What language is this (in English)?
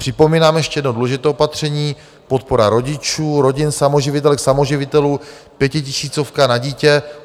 Czech